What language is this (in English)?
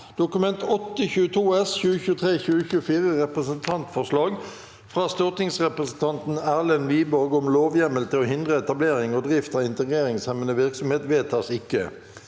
Norwegian